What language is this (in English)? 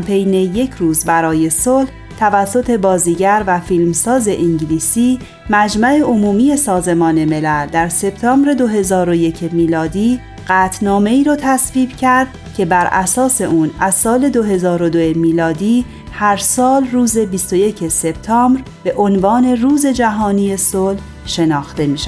Persian